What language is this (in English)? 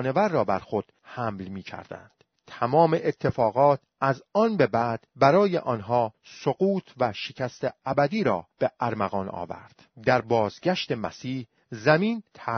Persian